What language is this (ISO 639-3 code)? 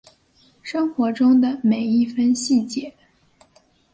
zho